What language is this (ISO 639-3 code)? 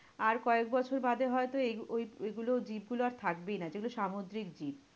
ben